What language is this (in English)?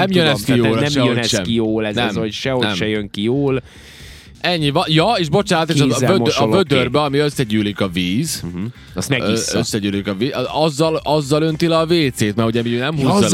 Hungarian